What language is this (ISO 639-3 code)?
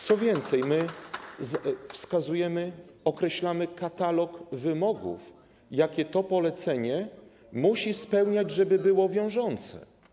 pol